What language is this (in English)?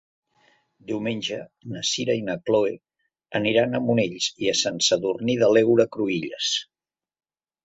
Catalan